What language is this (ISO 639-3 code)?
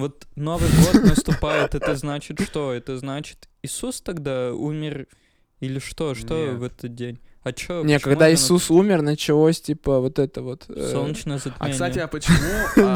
rus